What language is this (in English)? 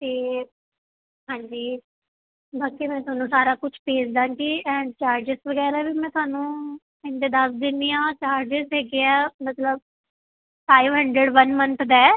Punjabi